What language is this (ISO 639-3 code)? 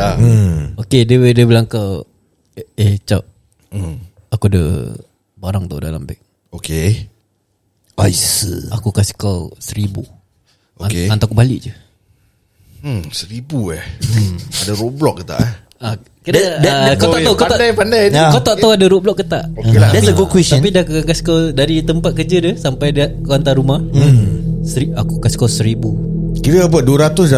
msa